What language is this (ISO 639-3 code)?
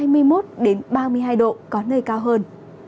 vie